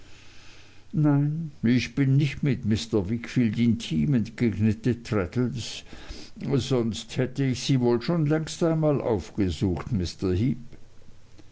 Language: German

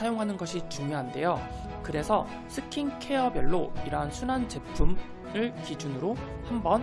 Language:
Korean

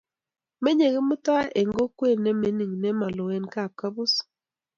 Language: Kalenjin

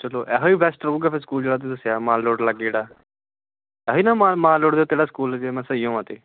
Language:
Punjabi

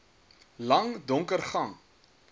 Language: Afrikaans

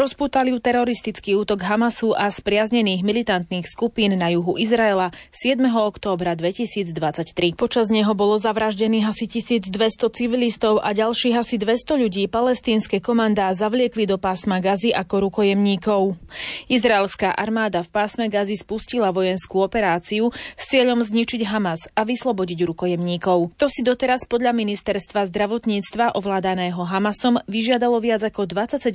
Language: Slovak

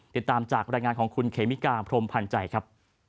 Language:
Thai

